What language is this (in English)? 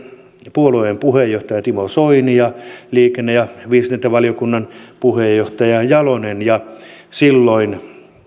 Finnish